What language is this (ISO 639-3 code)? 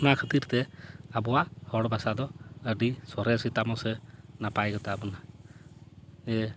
sat